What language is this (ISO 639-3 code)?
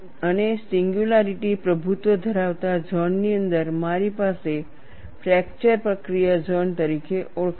guj